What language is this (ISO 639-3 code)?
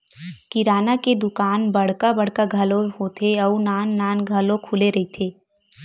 hne